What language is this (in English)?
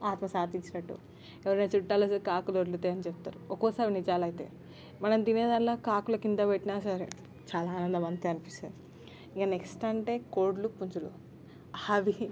Telugu